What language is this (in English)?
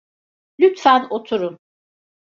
Turkish